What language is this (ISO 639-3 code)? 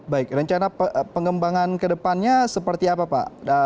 ind